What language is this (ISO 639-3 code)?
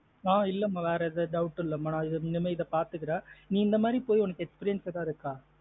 tam